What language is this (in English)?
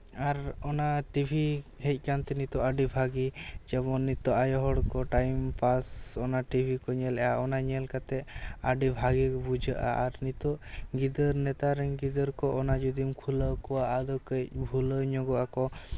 Santali